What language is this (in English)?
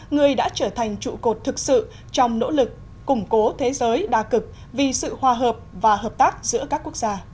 Vietnamese